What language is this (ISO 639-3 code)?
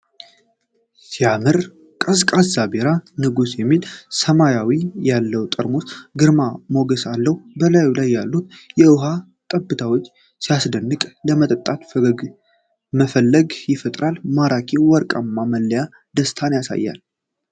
amh